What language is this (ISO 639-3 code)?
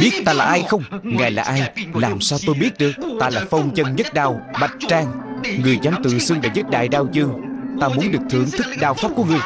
vie